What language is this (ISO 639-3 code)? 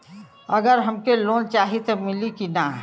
bho